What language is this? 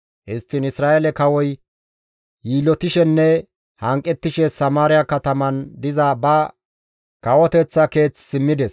Gamo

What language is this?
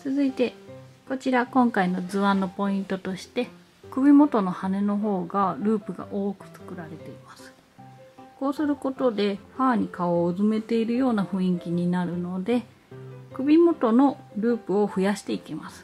Japanese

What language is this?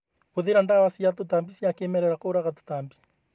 Kikuyu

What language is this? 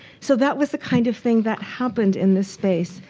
English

